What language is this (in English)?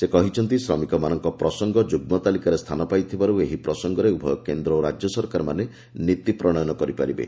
Odia